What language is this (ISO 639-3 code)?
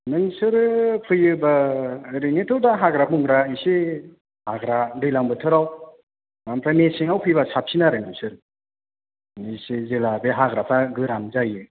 brx